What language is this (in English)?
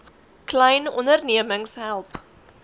Afrikaans